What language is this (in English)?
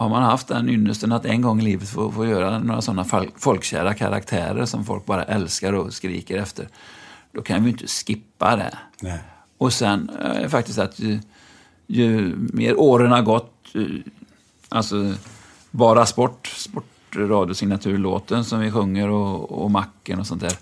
Swedish